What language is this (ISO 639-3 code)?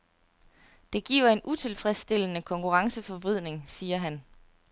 dan